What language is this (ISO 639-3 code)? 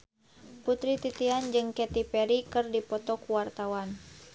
sun